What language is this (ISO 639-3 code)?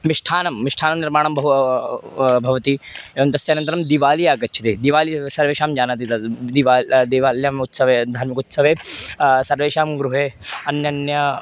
san